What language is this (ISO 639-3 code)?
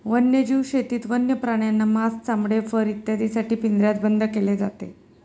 mar